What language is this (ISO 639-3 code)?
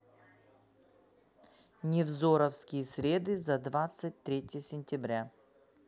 rus